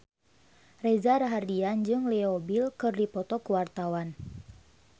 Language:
Sundanese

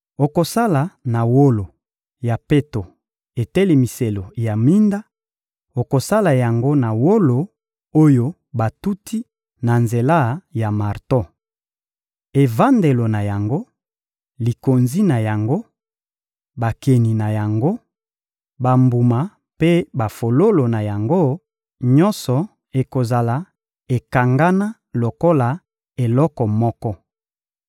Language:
Lingala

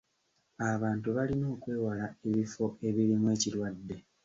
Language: Ganda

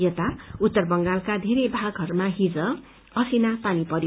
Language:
Nepali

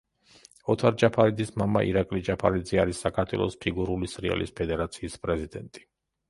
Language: Georgian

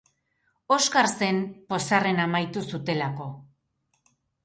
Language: Basque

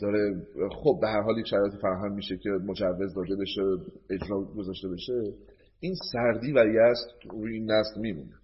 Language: Persian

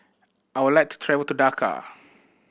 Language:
English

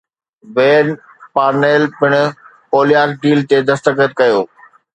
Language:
Sindhi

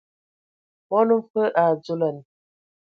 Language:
Ewondo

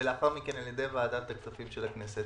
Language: Hebrew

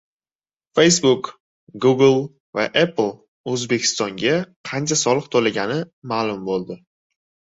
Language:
Uzbek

